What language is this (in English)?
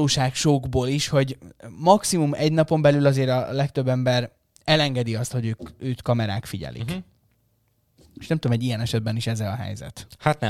Hungarian